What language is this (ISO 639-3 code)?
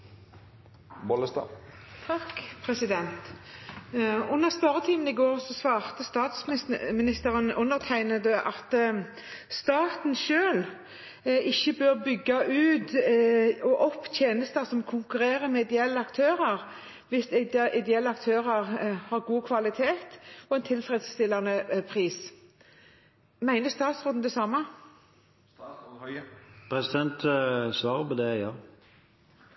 nor